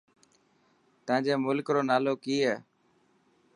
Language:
Dhatki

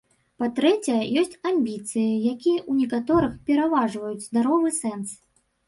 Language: Belarusian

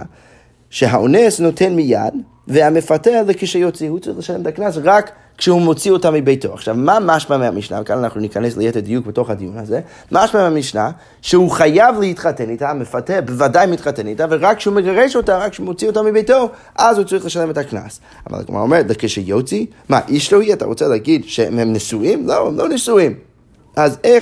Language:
Hebrew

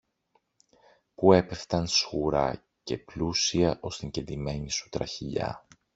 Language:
Greek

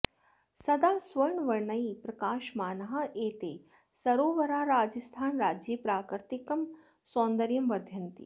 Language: Sanskrit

